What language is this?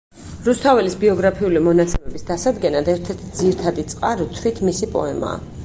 Georgian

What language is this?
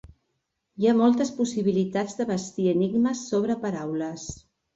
Catalan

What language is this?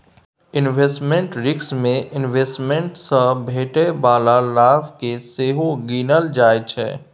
Maithili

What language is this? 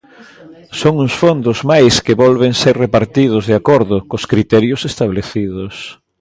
Galician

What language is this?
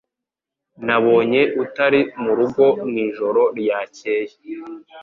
Kinyarwanda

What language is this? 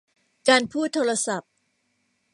Thai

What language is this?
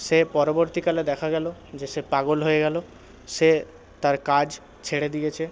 Bangla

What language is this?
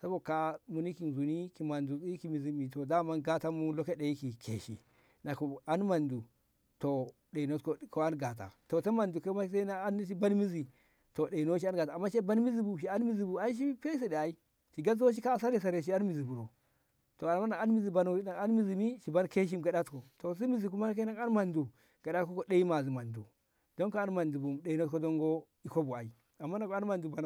Ngamo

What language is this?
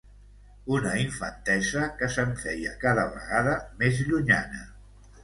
Catalan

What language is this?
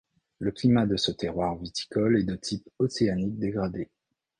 French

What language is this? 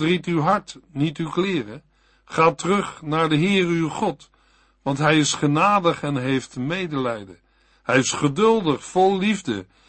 Dutch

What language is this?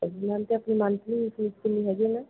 Punjabi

